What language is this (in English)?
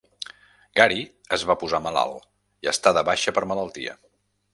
Catalan